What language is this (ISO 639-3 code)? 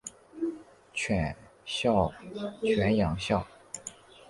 zho